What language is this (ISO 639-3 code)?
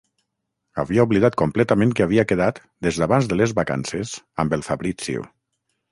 cat